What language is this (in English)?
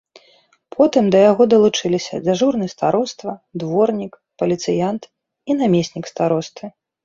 Belarusian